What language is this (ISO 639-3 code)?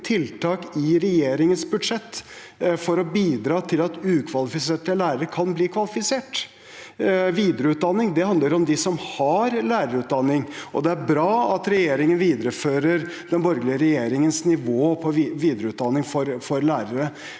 nor